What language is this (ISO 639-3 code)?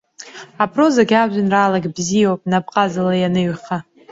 abk